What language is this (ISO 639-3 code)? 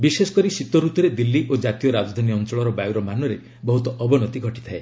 ori